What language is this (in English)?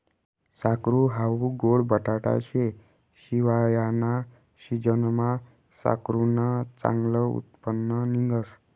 Marathi